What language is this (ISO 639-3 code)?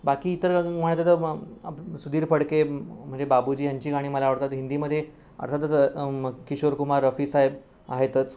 mar